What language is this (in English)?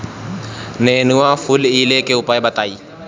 Bhojpuri